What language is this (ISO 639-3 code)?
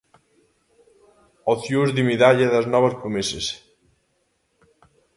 glg